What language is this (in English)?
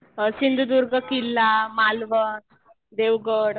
Marathi